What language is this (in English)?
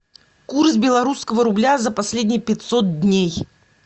Russian